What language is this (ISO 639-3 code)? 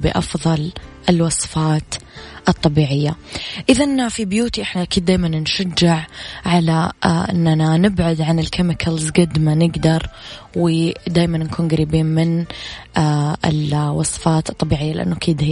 ara